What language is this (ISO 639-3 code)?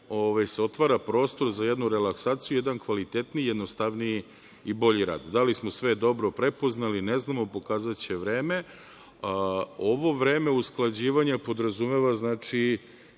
srp